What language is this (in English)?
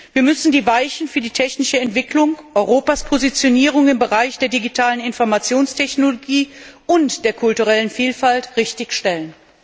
German